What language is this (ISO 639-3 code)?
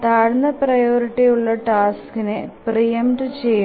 mal